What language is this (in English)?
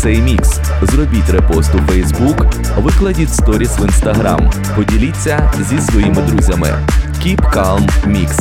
Ukrainian